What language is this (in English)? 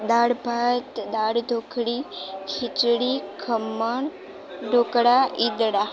Gujarati